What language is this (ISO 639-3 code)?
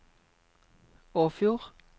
nor